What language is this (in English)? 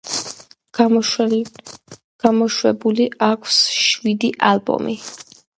Georgian